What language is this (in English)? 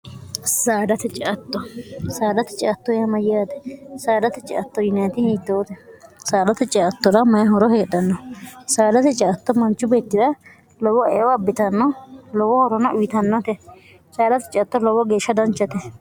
Sidamo